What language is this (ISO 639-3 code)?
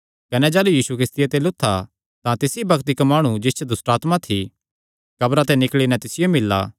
xnr